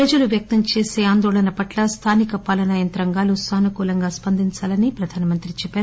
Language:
Telugu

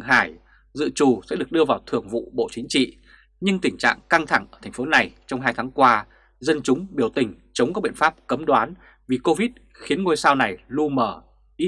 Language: Vietnamese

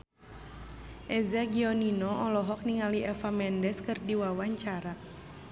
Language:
Sundanese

